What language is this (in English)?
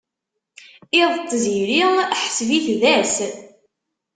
Kabyle